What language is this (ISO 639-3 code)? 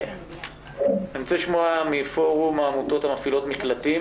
heb